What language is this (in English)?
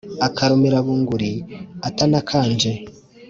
Kinyarwanda